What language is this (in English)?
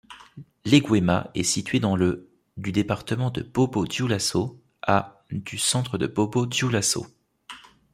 French